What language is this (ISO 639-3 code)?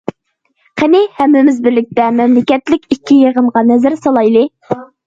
uig